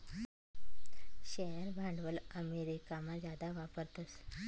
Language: Marathi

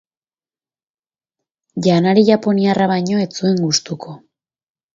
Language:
Basque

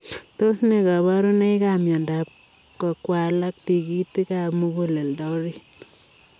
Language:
Kalenjin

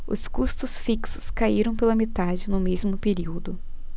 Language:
Portuguese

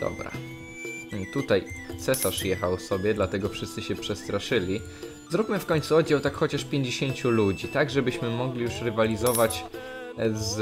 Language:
Polish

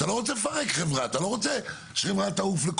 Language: Hebrew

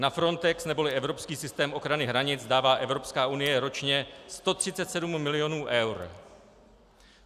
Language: Czech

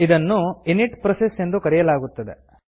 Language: Kannada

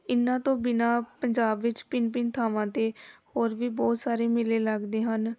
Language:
Punjabi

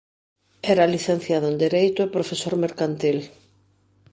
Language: Galician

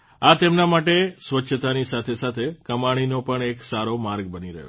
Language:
Gujarati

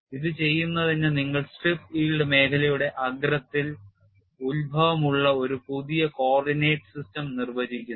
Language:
Malayalam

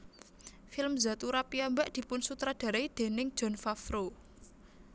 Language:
Javanese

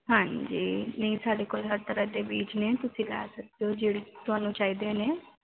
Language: Punjabi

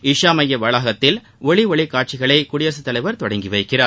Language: Tamil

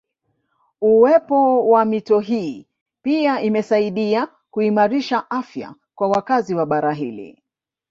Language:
Swahili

